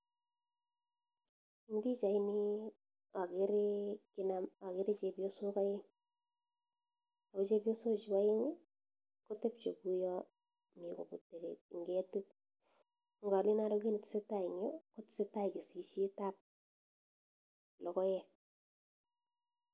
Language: Kalenjin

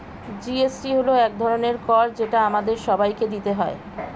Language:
Bangla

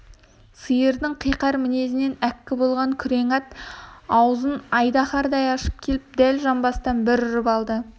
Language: Kazakh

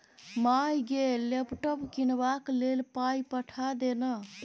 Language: Maithili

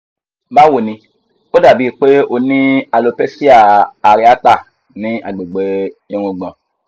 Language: Yoruba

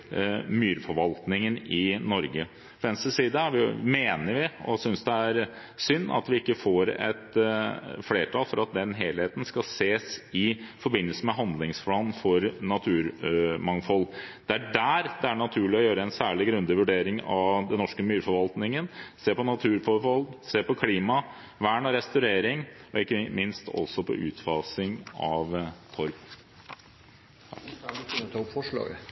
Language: Norwegian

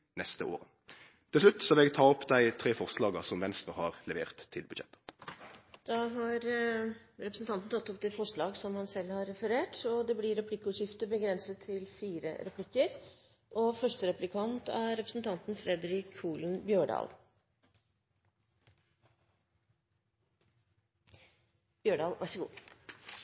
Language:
Norwegian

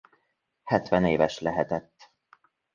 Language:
Hungarian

